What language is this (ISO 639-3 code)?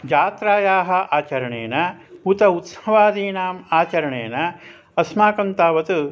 san